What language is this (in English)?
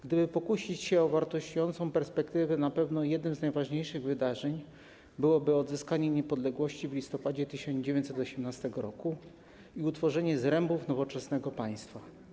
Polish